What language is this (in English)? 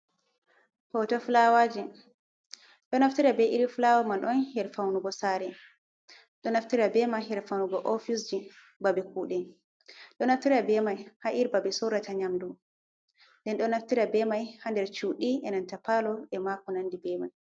Fula